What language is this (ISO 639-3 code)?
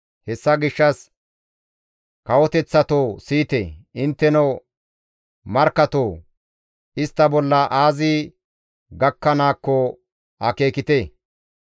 gmv